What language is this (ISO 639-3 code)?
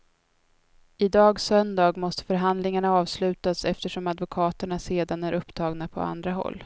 swe